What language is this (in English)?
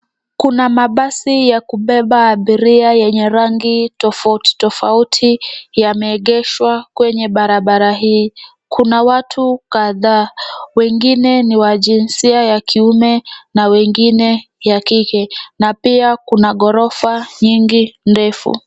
Swahili